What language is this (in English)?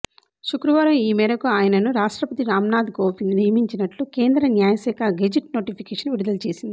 Telugu